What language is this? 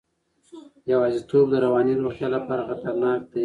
Pashto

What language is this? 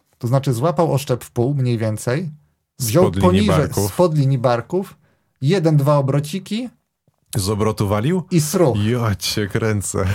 Polish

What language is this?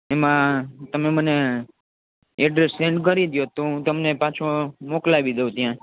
Gujarati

